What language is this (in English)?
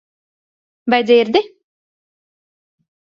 Latvian